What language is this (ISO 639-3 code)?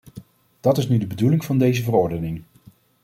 nld